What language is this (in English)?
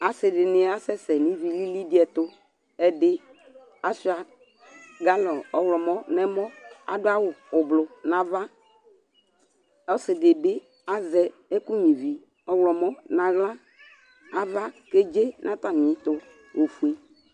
Ikposo